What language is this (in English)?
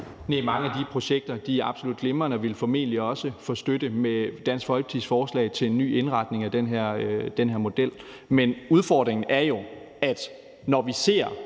Danish